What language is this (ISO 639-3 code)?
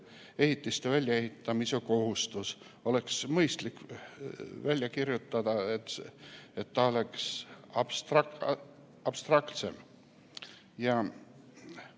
est